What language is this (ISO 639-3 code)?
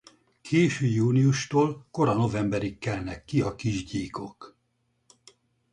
hun